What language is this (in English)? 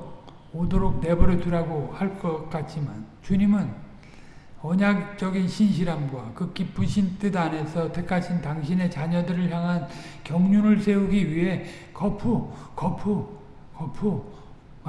Korean